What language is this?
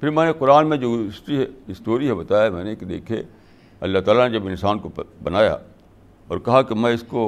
Urdu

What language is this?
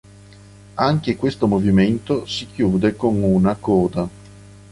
Italian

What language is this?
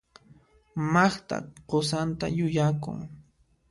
Puno Quechua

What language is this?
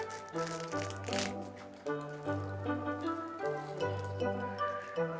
Indonesian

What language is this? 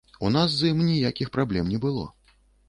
Belarusian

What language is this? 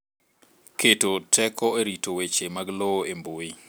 Luo (Kenya and Tanzania)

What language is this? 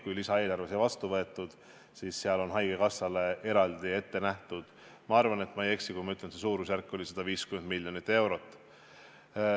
Estonian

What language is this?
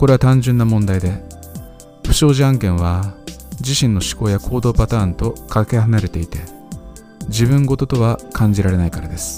Japanese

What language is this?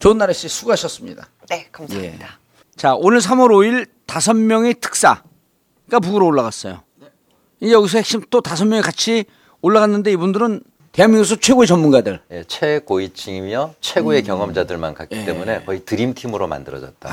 Korean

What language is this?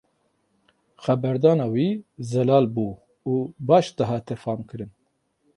Kurdish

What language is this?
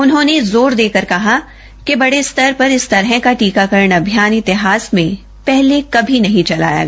Hindi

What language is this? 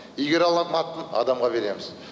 Kazakh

